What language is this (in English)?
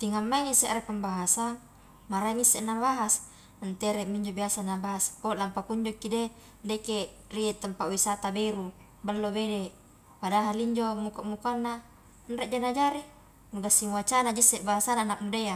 Highland Konjo